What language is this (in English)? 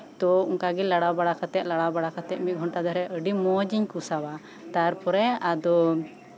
Santali